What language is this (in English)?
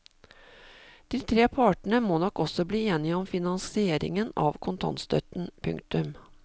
Norwegian